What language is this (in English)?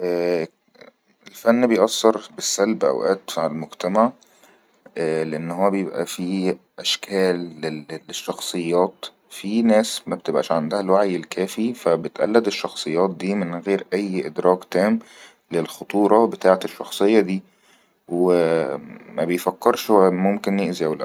Egyptian Arabic